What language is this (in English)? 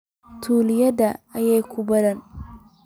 Somali